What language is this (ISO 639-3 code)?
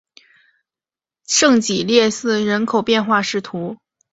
zho